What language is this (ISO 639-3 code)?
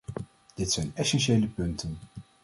nld